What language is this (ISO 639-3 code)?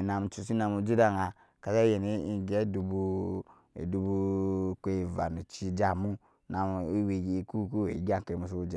yes